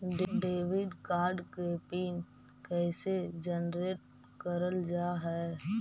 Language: Magahi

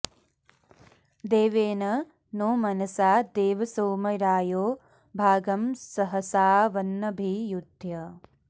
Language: Sanskrit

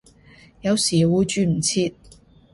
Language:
Cantonese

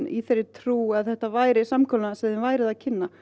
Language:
Icelandic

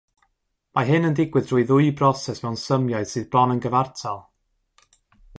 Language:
Welsh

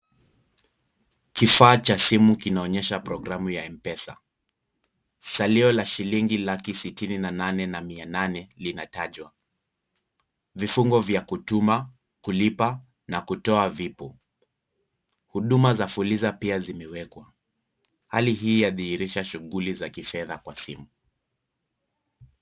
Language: Swahili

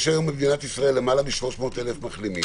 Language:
Hebrew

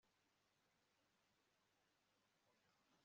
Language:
Kinyarwanda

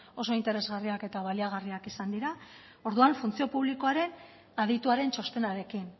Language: Basque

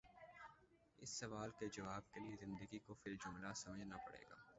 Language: Urdu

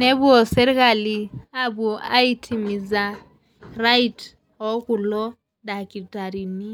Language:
Masai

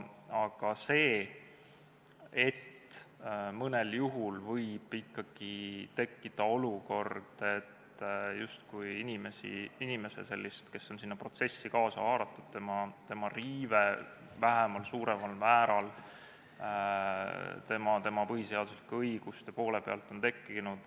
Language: Estonian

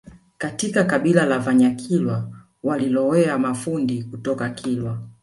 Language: Swahili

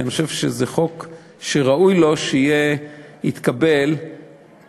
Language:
Hebrew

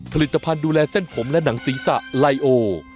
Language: Thai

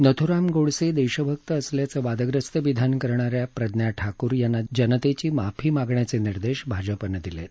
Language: Marathi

